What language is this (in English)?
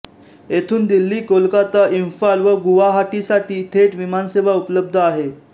Marathi